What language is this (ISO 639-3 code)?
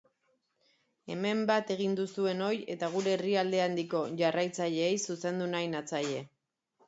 eus